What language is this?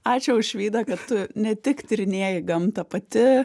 Lithuanian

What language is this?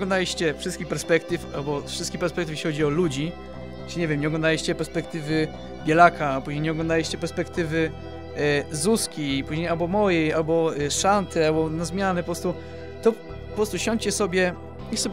Polish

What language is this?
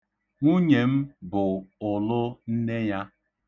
Igbo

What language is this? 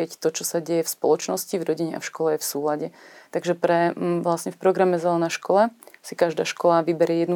Slovak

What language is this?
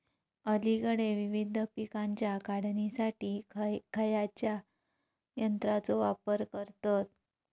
Marathi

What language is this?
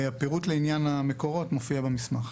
Hebrew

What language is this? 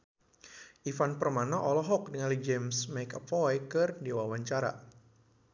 Sundanese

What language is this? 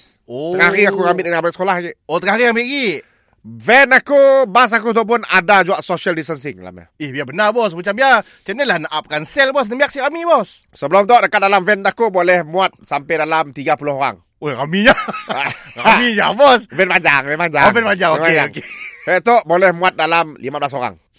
Malay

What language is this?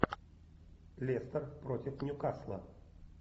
Russian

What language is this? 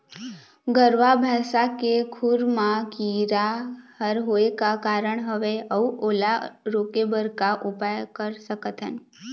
Chhattisgarhi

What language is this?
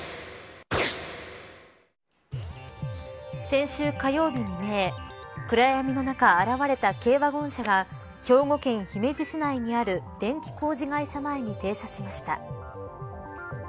Japanese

